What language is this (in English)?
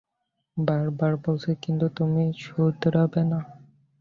Bangla